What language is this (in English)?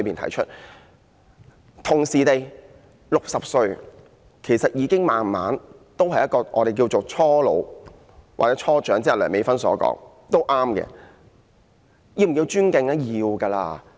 Cantonese